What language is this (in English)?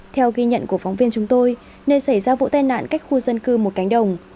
Vietnamese